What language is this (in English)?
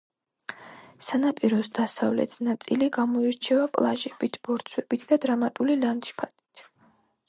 Georgian